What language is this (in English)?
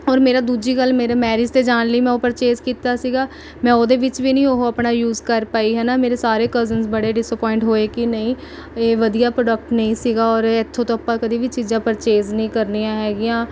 Punjabi